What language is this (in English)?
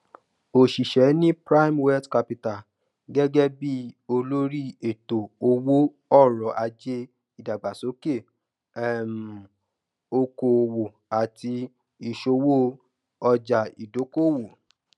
Yoruba